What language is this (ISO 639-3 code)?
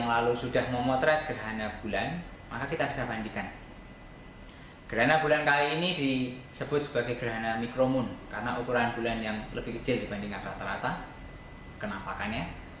ind